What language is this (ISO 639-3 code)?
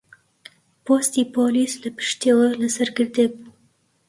ckb